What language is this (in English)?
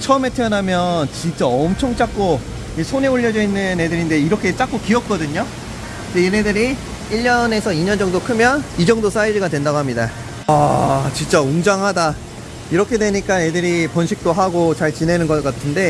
Korean